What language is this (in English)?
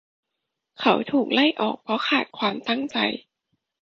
Thai